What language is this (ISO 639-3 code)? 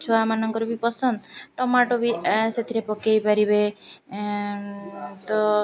ori